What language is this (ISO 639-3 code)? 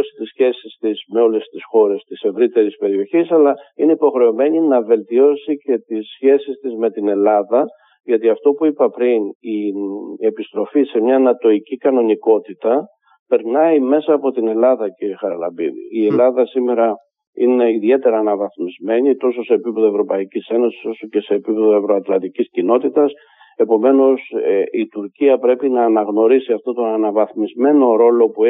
ell